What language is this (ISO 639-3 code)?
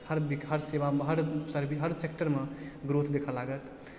mai